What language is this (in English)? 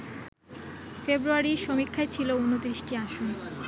Bangla